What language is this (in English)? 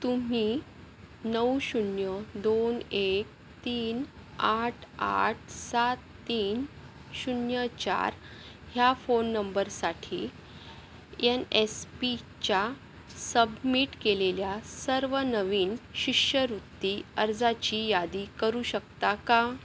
Marathi